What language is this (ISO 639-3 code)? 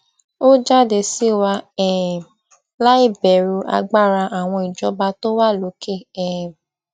yor